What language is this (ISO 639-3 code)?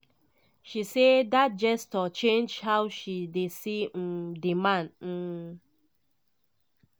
pcm